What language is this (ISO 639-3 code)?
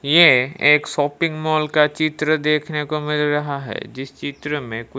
hin